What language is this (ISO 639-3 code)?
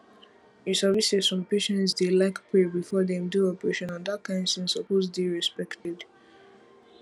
pcm